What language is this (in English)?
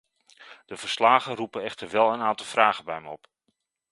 Dutch